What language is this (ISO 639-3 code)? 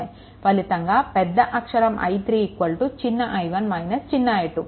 tel